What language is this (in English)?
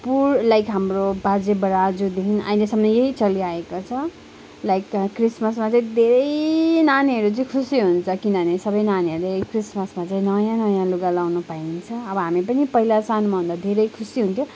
Nepali